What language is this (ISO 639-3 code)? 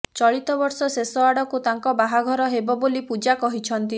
ori